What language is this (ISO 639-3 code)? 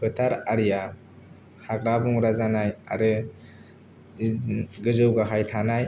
brx